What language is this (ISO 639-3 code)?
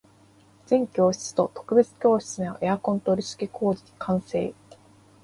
jpn